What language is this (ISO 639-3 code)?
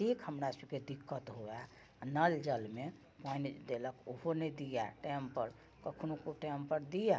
mai